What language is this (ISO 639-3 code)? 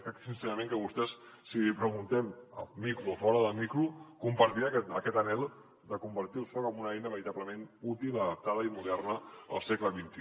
cat